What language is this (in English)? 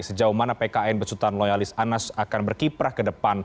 Indonesian